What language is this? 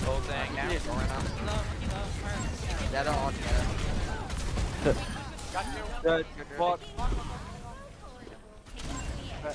English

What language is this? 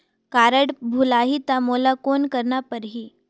Chhattisgarhi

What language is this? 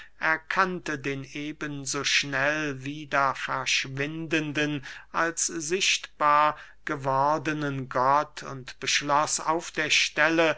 German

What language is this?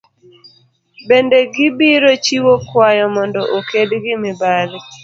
Luo (Kenya and Tanzania)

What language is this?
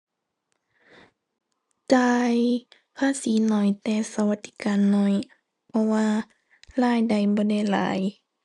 Thai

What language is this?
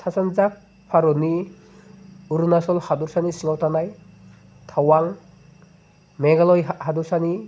Bodo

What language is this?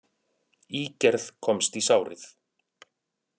Icelandic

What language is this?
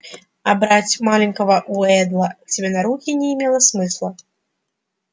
Russian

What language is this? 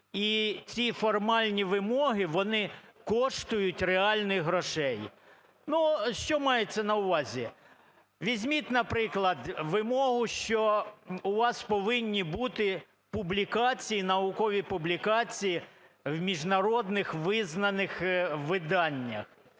Ukrainian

